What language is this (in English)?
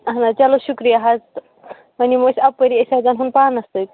Kashmiri